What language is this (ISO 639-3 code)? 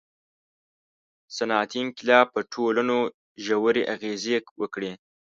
pus